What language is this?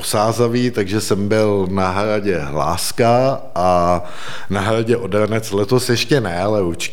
Czech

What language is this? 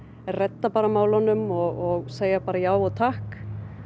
Icelandic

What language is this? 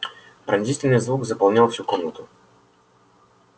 Russian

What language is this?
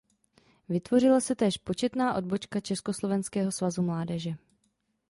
Czech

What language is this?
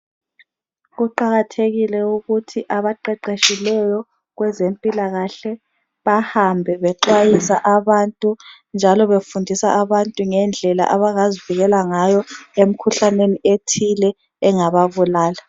North Ndebele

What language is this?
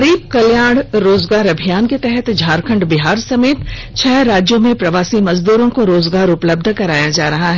Hindi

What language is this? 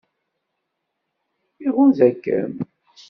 Kabyle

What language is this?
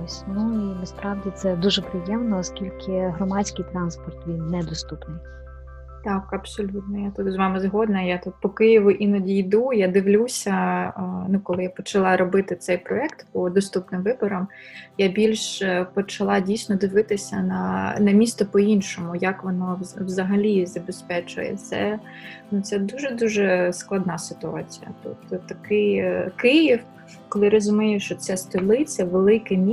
Ukrainian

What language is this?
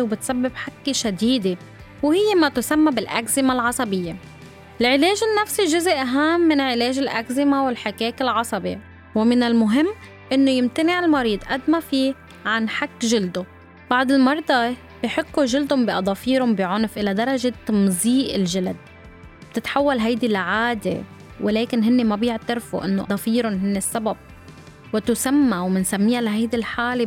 Arabic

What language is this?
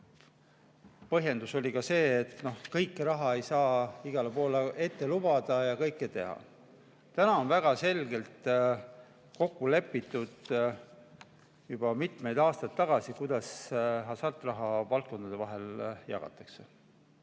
Estonian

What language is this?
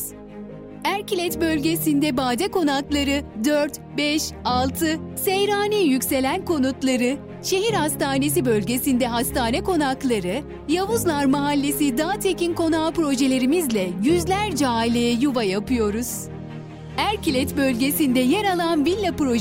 Turkish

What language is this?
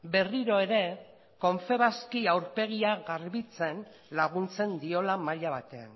Basque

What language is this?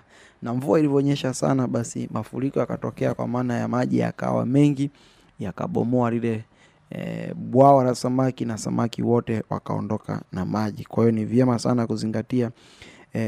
Swahili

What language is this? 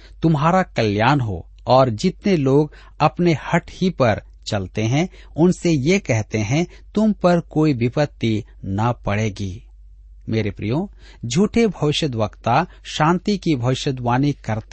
Hindi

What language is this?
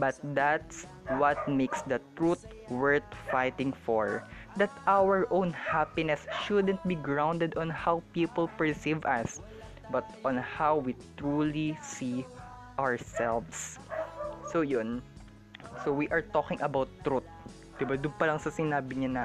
Filipino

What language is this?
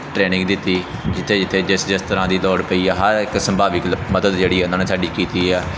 Punjabi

